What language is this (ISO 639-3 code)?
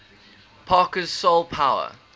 eng